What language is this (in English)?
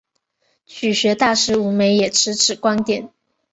Chinese